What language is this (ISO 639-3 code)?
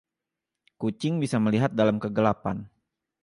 ind